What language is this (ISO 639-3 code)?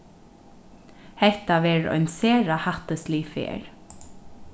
fao